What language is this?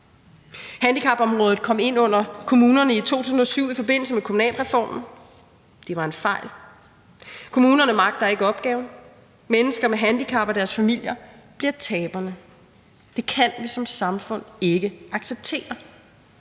Danish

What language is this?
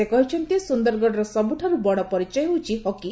Odia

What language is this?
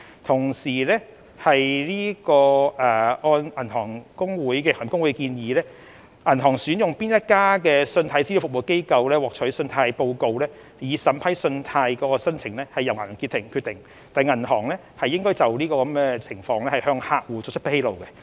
Cantonese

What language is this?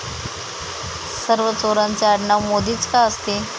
Marathi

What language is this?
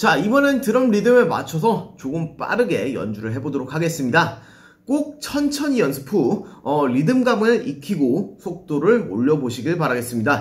Korean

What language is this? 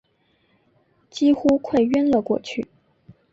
Chinese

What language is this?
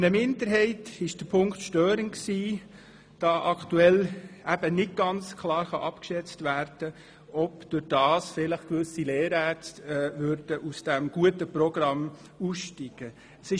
Swiss German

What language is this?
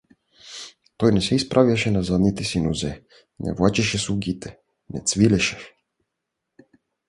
Bulgarian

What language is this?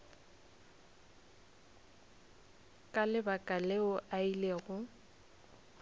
Northern Sotho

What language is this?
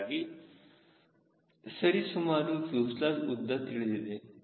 Kannada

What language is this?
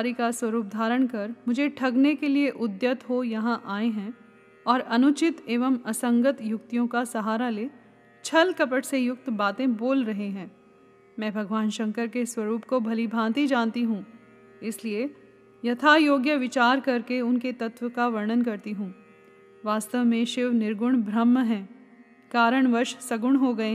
Hindi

